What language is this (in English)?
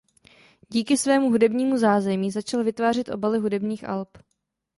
Czech